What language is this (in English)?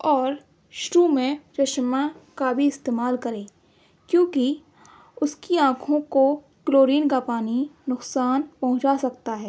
Urdu